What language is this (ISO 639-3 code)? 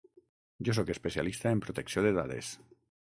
cat